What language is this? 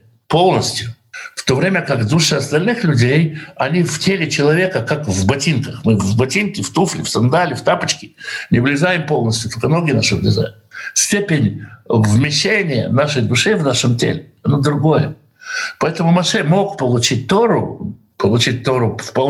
Russian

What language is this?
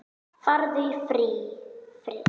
Icelandic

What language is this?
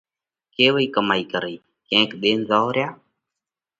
Parkari Koli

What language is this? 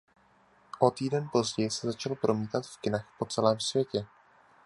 Czech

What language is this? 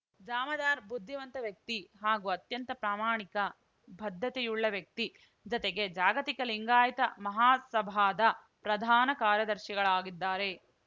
Kannada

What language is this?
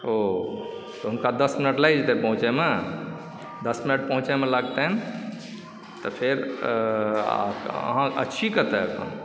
Maithili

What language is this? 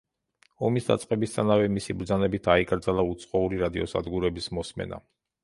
Georgian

